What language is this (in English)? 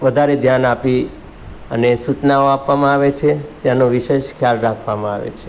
Gujarati